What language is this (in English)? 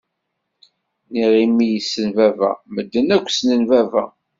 Kabyle